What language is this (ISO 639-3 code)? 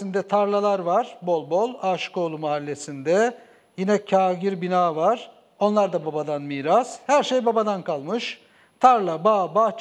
tur